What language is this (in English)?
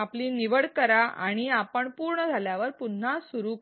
Marathi